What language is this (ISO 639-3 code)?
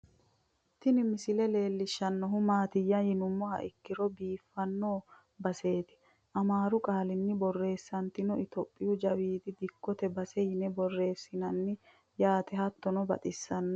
sid